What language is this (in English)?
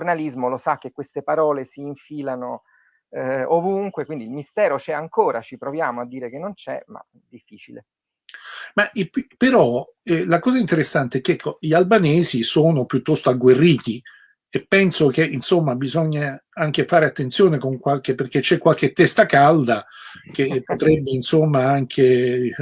Italian